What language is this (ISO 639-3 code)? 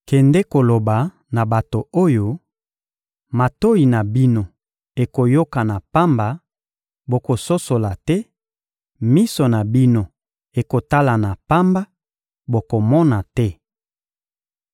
lin